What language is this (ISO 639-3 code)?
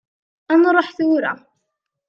kab